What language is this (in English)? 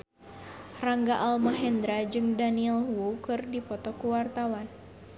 Sundanese